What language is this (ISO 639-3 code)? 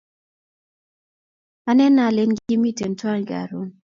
kln